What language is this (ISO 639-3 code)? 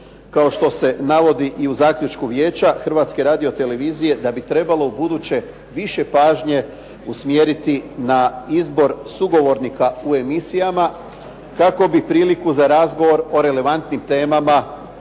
hrv